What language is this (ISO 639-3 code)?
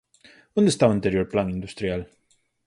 glg